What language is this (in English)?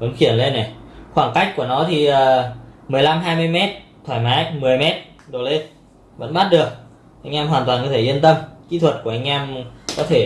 Vietnamese